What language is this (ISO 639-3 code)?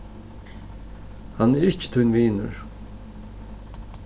fao